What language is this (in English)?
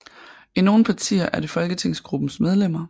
Danish